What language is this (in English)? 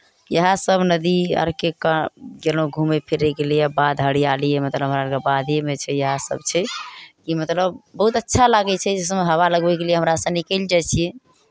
Maithili